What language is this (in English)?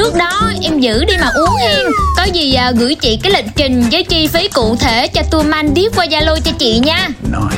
Vietnamese